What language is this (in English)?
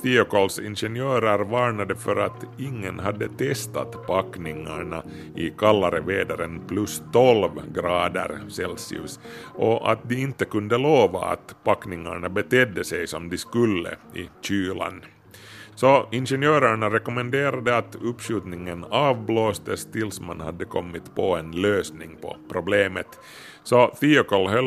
Swedish